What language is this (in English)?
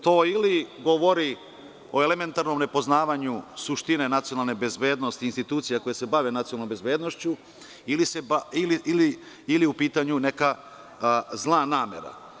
Serbian